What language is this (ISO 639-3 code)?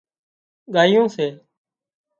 kxp